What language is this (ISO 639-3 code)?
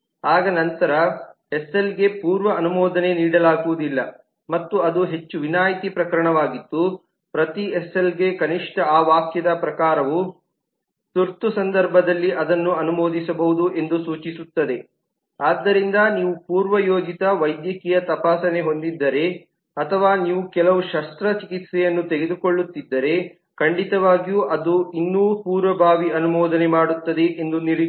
kan